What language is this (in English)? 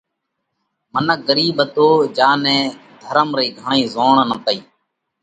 Parkari Koli